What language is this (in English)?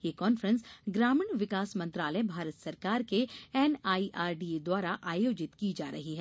Hindi